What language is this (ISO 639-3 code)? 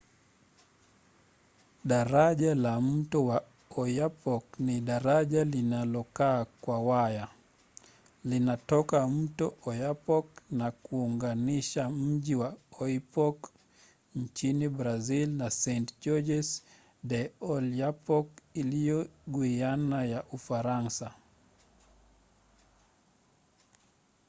swa